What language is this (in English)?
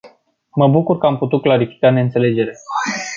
Romanian